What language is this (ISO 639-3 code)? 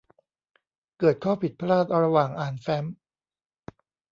tha